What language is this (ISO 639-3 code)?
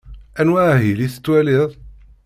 kab